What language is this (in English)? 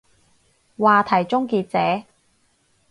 Cantonese